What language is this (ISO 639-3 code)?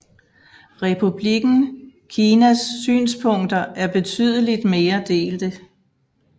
dan